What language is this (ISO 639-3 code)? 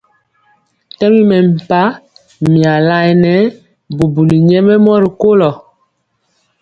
mcx